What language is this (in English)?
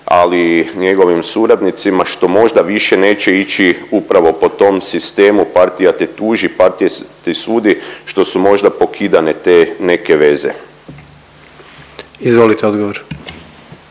Croatian